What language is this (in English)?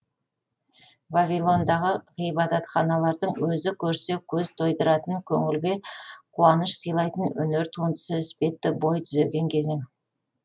Kazakh